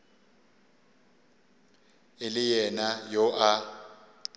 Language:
Northern Sotho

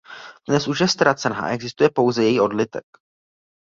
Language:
Czech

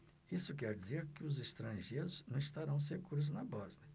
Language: Portuguese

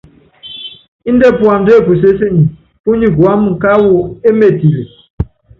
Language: Yangben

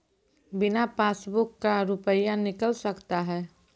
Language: Maithili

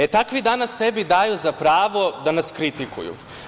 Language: Serbian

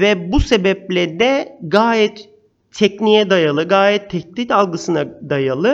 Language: Turkish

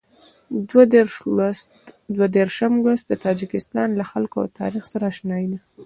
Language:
Pashto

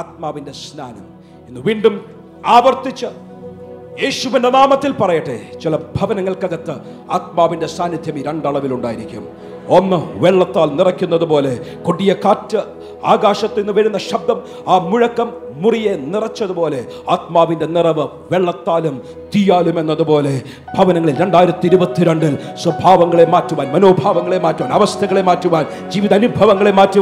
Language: Malayalam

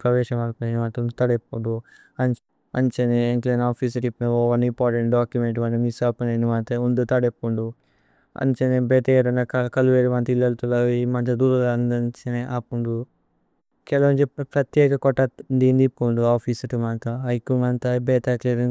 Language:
Tulu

